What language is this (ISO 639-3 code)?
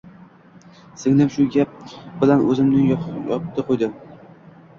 uzb